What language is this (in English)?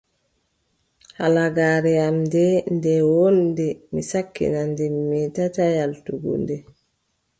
Adamawa Fulfulde